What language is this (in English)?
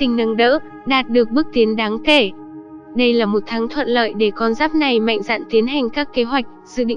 Vietnamese